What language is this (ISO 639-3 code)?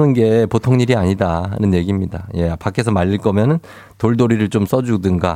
kor